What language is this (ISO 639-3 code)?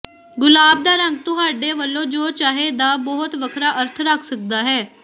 pan